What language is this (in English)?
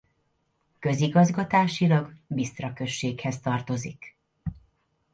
Hungarian